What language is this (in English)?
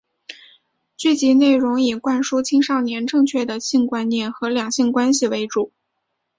Chinese